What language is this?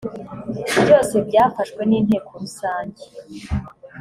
Kinyarwanda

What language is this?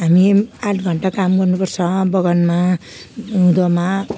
Nepali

